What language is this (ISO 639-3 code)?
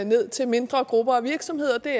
dan